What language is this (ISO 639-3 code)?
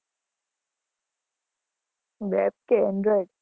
guj